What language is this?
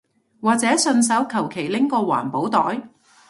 Cantonese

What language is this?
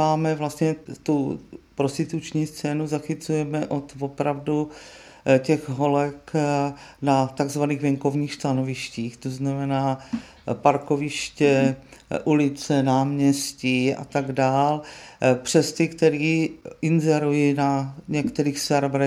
Czech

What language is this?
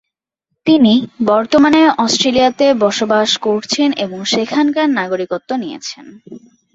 Bangla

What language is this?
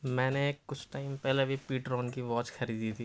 Urdu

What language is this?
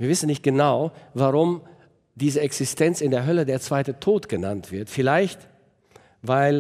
German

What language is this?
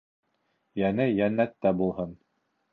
Bashkir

